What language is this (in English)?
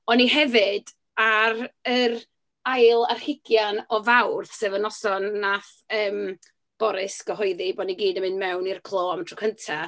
Welsh